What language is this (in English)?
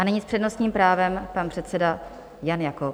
Czech